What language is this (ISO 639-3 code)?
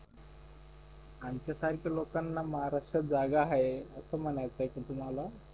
mar